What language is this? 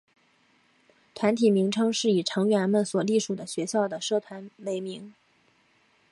Chinese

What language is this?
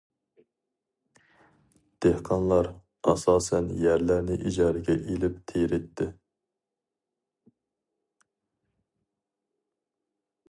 Uyghur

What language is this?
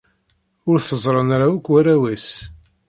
Kabyle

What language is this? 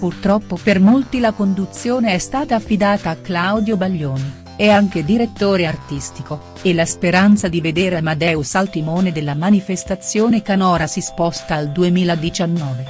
Italian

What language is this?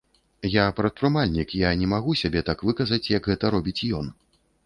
Belarusian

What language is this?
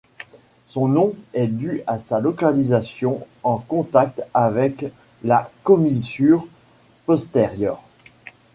French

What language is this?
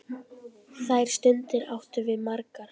Icelandic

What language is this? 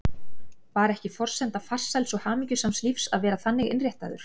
Icelandic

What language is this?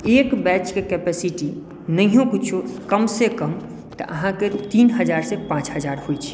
Maithili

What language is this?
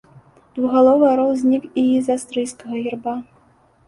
Belarusian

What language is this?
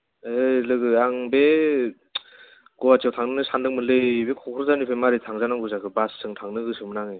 Bodo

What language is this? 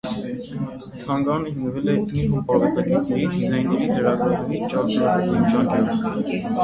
Armenian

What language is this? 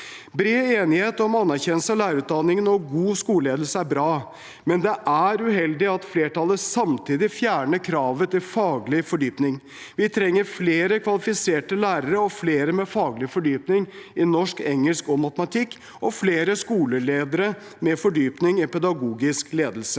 Norwegian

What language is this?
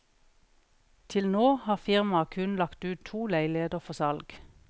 Norwegian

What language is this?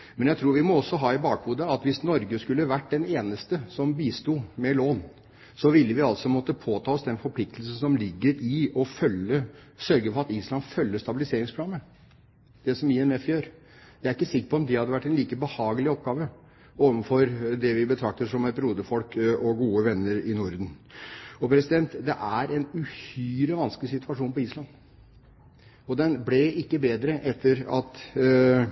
Norwegian Bokmål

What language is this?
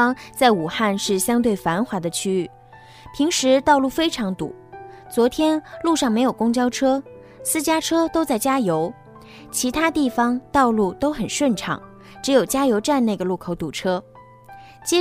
Chinese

